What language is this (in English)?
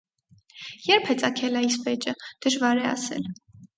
Armenian